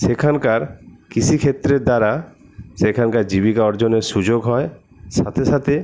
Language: Bangla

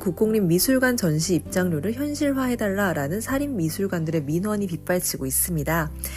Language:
Korean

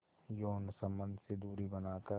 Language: Hindi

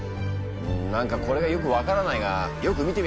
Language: Japanese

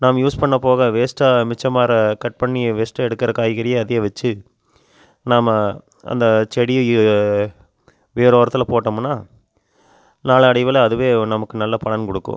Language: Tamil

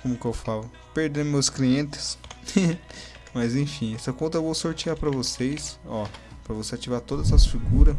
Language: Portuguese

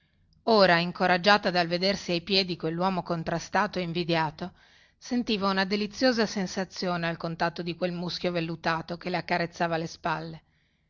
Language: Italian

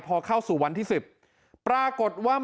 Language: Thai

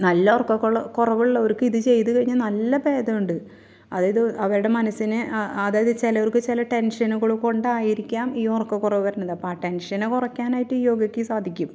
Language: Malayalam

